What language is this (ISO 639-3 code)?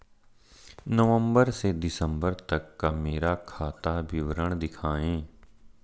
hin